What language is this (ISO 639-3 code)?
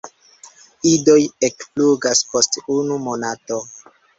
epo